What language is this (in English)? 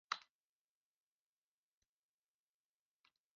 Japanese